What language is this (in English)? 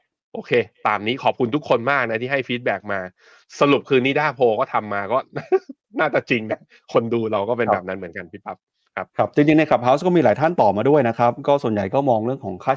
Thai